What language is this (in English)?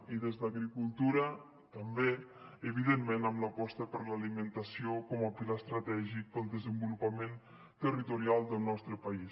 Catalan